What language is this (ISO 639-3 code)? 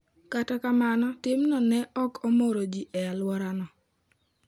luo